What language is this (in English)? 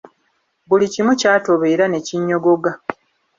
Ganda